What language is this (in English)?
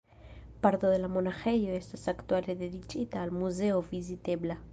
Esperanto